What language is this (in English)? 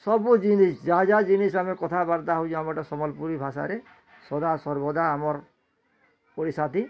Odia